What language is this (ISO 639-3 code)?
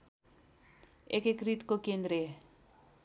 nep